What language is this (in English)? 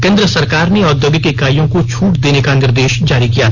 Hindi